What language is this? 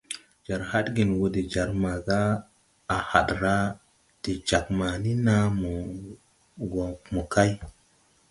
Tupuri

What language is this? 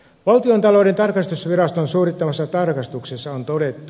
Finnish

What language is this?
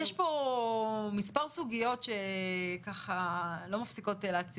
Hebrew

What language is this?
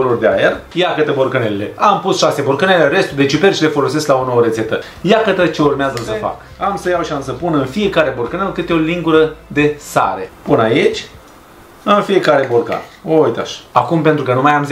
Romanian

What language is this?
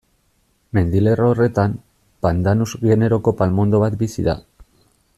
Basque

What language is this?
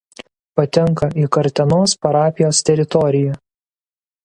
Lithuanian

